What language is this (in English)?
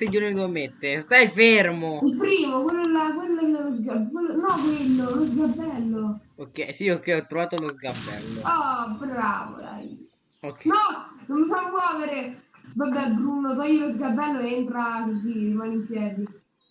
Italian